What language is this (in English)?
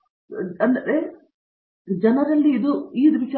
Kannada